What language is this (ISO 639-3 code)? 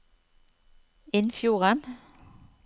nor